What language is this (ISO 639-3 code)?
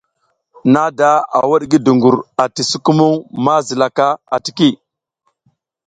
giz